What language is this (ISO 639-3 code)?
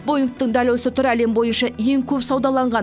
kaz